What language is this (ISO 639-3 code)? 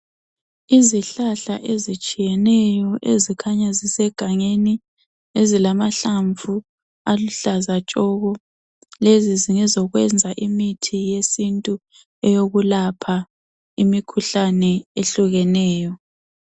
nde